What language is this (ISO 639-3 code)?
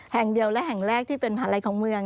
tha